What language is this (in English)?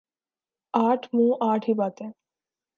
Urdu